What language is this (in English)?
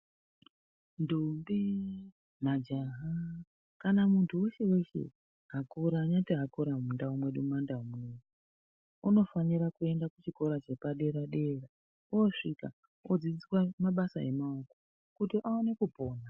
Ndau